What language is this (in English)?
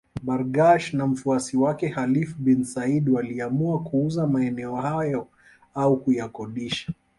Swahili